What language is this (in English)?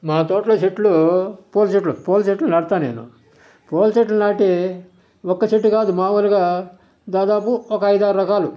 Telugu